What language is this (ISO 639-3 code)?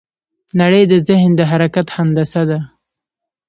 pus